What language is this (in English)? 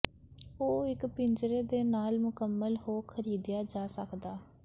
Punjabi